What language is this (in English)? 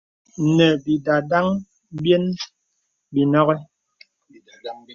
Bebele